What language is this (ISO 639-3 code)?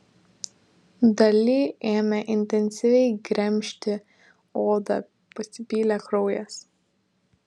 lit